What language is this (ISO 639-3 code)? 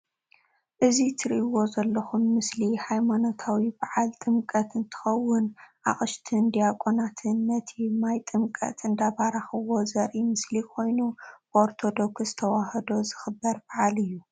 tir